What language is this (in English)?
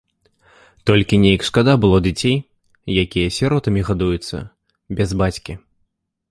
Belarusian